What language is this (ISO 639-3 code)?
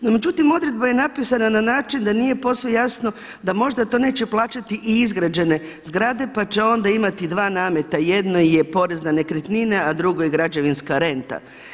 hrv